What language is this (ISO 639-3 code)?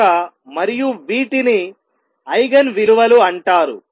tel